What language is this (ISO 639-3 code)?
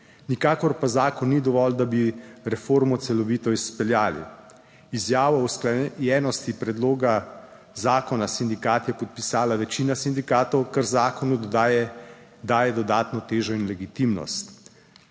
slv